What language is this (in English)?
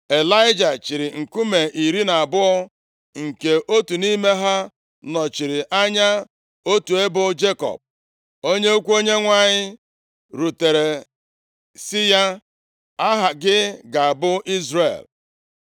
Igbo